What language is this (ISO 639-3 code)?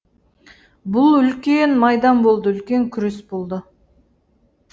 kaz